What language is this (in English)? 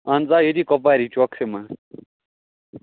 Kashmiri